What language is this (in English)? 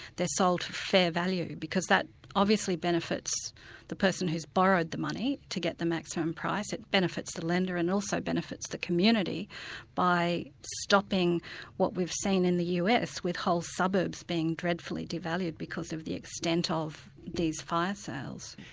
English